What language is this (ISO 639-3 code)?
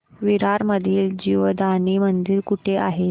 mar